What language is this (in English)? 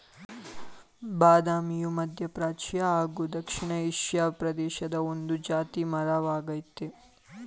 Kannada